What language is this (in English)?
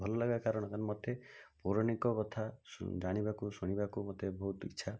Odia